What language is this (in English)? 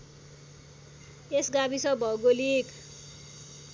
Nepali